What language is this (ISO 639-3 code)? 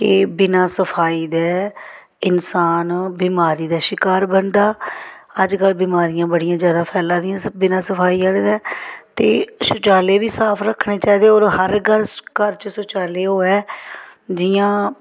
doi